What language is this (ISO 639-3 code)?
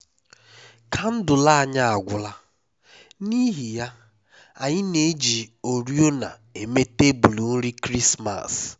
ibo